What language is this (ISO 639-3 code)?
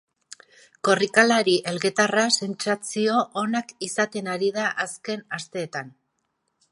eus